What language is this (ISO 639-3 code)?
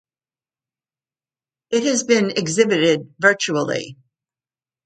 eng